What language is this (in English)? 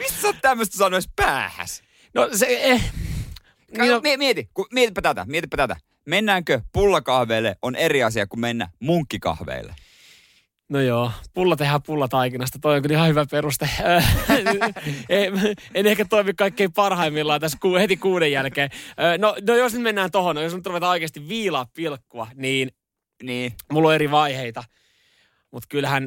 Finnish